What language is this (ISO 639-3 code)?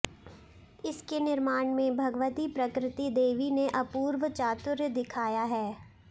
san